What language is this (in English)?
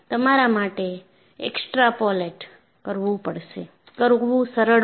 Gujarati